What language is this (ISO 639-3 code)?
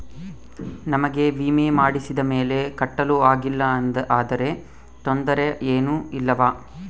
kan